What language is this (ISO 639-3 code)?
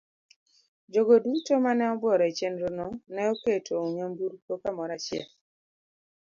luo